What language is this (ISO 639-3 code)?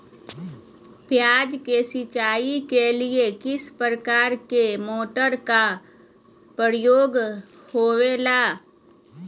mag